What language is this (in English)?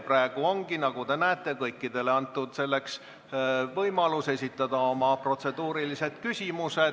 Estonian